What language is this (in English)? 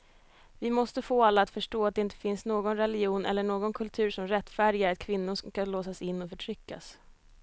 Swedish